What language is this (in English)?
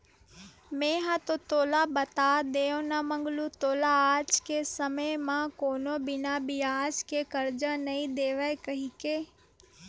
Chhattisgarhi